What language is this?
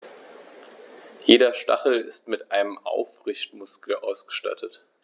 German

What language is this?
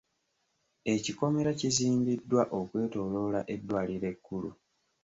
Ganda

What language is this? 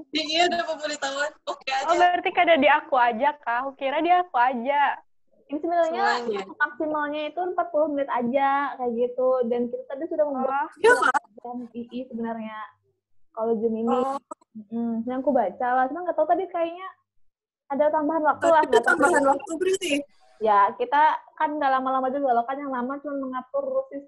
Indonesian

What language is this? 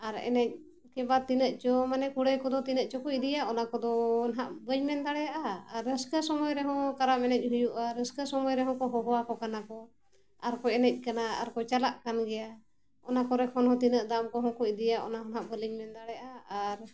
Santali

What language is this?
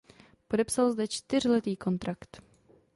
Czech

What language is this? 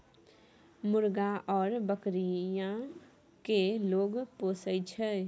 Maithili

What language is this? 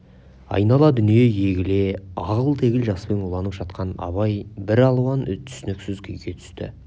Kazakh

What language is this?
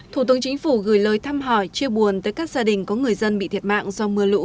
Vietnamese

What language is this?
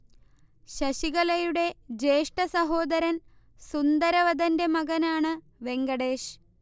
Malayalam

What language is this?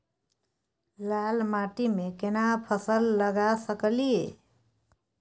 Maithili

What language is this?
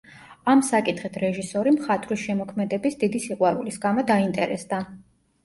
Georgian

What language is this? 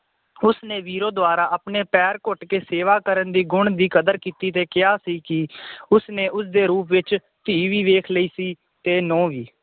Punjabi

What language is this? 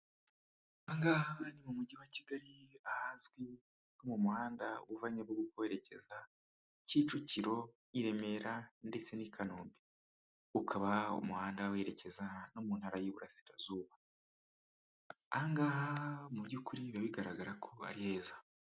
Kinyarwanda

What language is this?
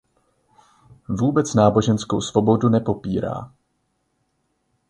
Czech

